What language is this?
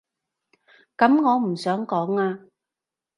Cantonese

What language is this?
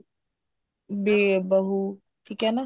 Punjabi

